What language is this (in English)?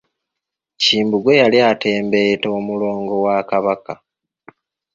Ganda